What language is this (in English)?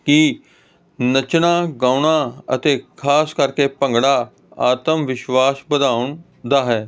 Punjabi